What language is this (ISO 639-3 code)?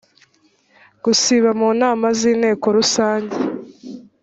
kin